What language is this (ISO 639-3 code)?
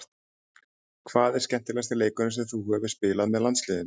isl